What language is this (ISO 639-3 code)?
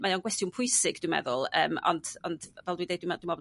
cym